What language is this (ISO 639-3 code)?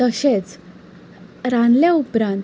kok